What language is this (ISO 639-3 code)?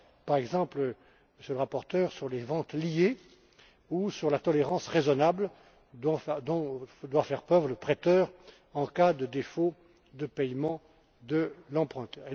fra